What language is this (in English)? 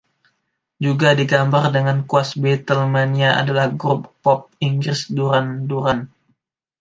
Indonesian